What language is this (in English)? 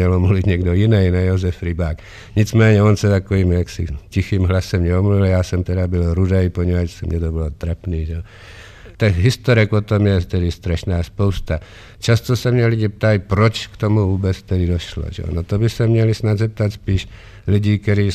Czech